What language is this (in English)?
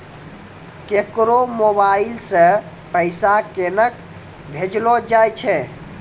Maithili